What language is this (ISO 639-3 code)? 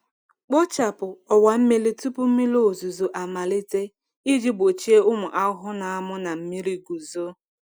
ibo